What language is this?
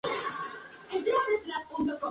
Spanish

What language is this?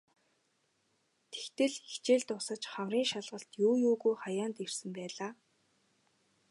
Mongolian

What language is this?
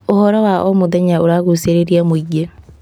Kikuyu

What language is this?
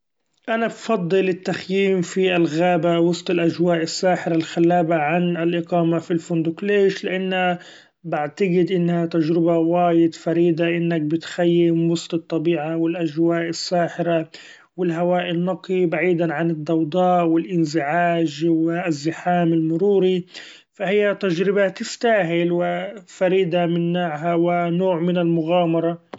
Gulf Arabic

